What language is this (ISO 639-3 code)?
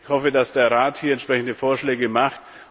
deu